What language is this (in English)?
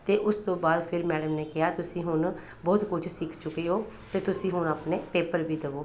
Punjabi